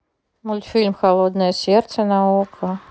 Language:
Russian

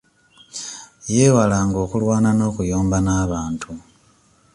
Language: Ganda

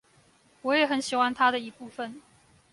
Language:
Chinese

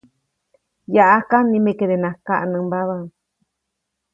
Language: Copainalá Zoque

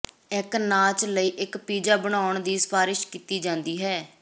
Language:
Punjabi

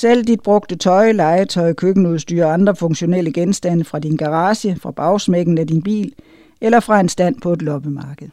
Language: Danish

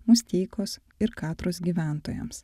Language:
Lithuanian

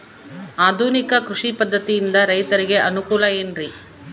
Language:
Kannada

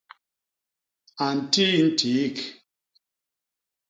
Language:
Basaa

